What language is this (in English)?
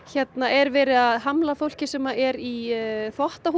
Icelandic